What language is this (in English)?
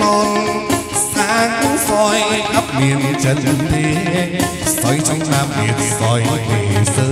Vietnamese